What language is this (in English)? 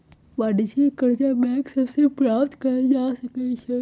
Magahi